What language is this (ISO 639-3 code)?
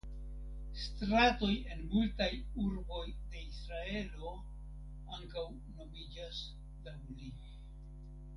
epo